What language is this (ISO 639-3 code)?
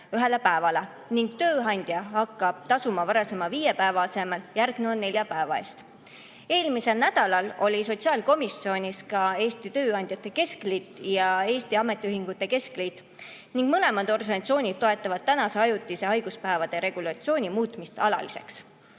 est